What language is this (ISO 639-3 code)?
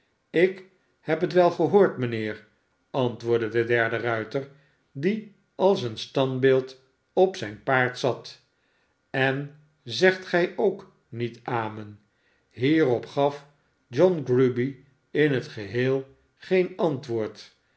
nld